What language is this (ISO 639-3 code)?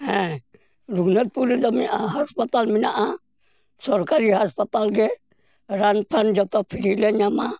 sat